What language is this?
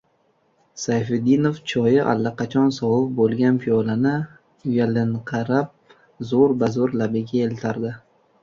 Uzbek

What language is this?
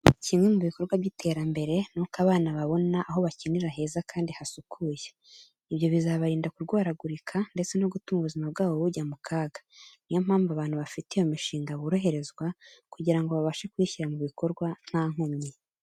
Kinyarwanda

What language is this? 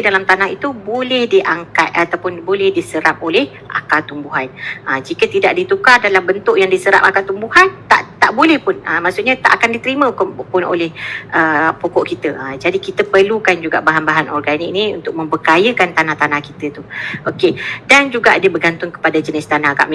Malay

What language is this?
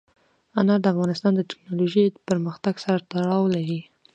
Pashto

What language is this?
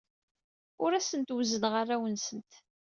Kabyle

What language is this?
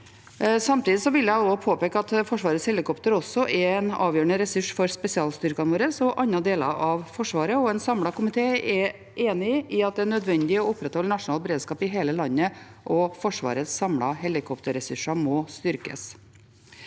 Norwegian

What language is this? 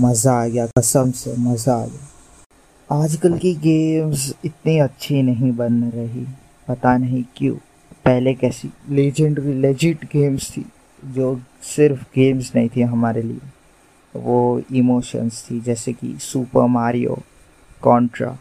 Hindi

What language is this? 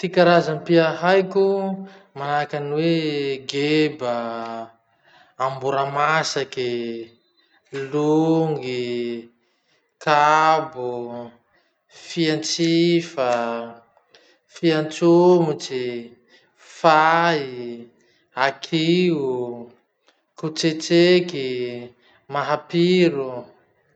Masikoro Malagasy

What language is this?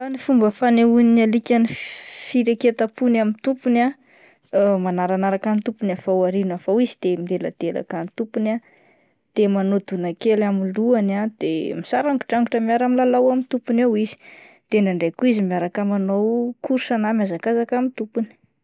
Malagasy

